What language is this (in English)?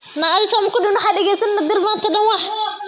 Somali